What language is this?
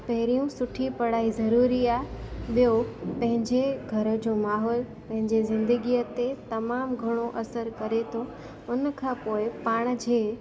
Sindhi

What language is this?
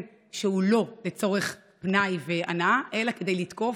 Hebrew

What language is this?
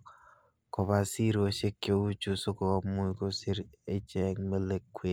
Kalenjin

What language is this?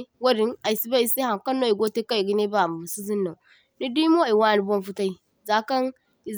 Zarma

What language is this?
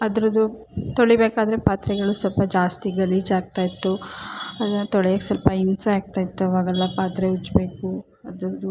Kannada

